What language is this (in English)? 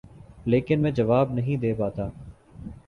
Urdu